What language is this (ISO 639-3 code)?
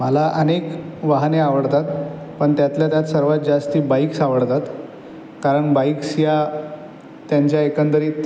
mar